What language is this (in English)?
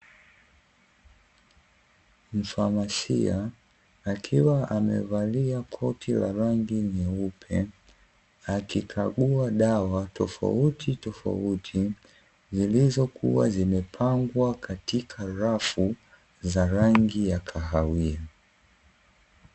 Swahili